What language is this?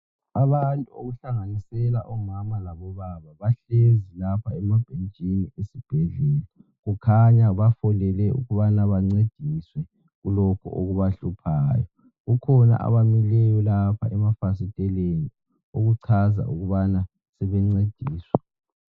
North Ndebele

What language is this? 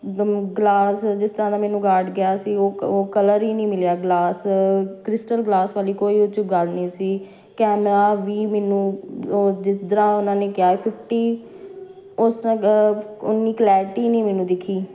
Punjabi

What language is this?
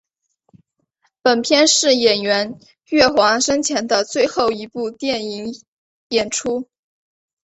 Chinese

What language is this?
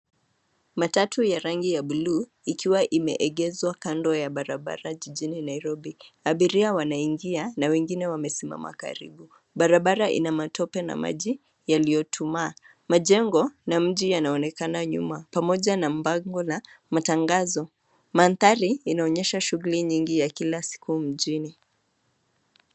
Swahili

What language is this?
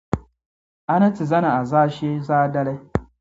Dagbani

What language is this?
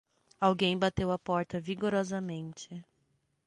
Portuguese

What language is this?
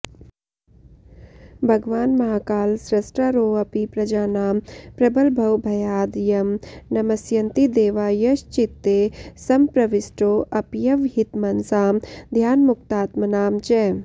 Sanskrit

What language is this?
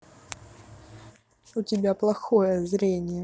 Russian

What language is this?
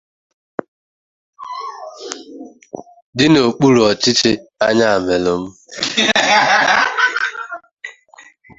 Igbo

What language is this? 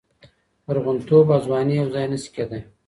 Pashto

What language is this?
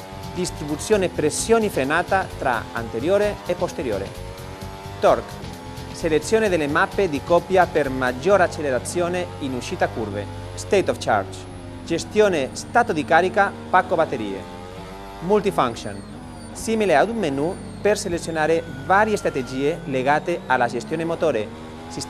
Italian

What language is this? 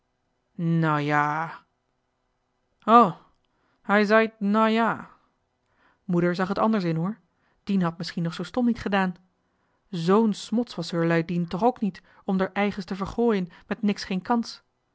Dutch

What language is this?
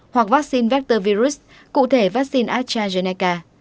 Vietnamese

